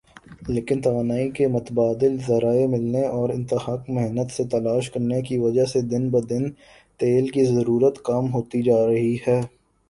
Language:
Urdu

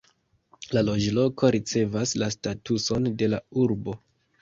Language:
Esperanto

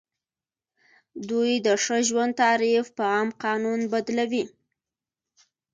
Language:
Pashto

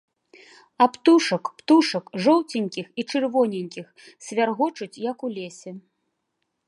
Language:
Belarusian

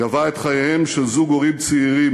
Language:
Hebrew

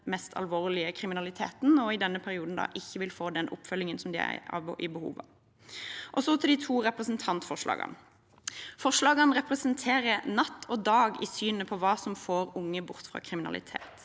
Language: Norwegian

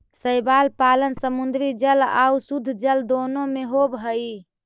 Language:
Magahi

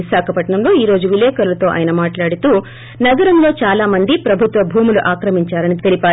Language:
Telugu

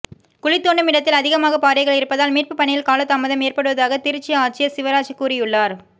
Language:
Tamil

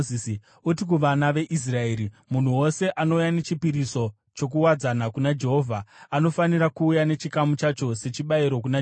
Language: Shona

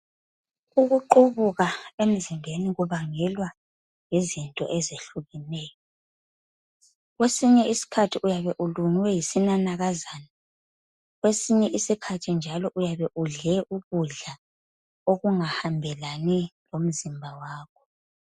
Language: North Ndebele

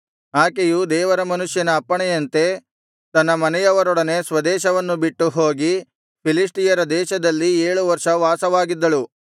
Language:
Kannada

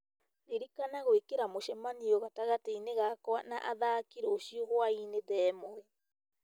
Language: Kikuyu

